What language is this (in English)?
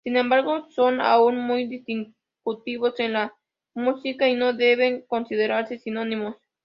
Spanish